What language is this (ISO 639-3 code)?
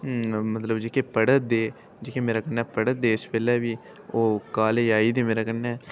doi